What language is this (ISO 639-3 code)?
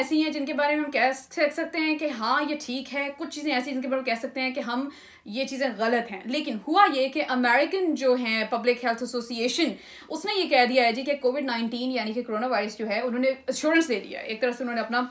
urd